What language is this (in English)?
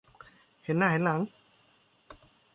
Thai